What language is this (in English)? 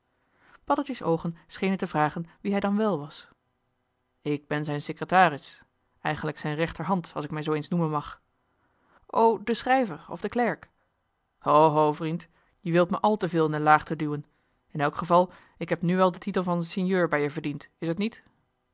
Dutch